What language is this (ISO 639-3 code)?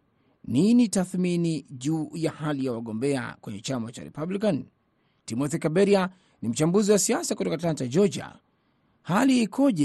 swa